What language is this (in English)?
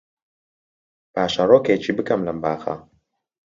Central Kurdish